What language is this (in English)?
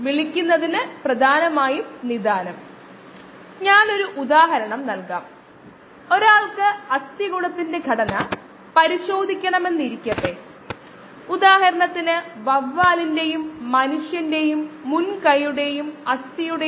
Malayalam